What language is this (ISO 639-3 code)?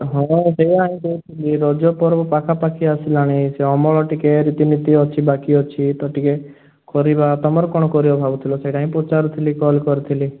ori